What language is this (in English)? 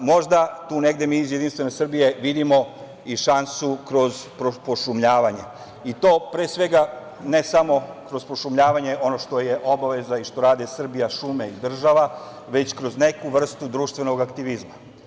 Serbian